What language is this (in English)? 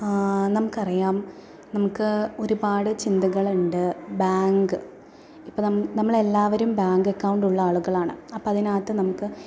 Malayalam